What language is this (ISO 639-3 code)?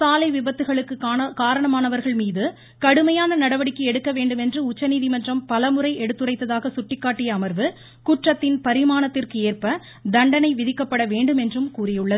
tam